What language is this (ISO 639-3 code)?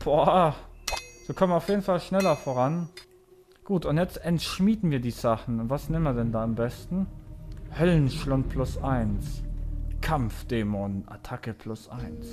deu